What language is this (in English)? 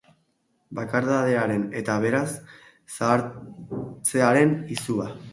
Basque